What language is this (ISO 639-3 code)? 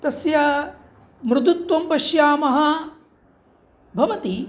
san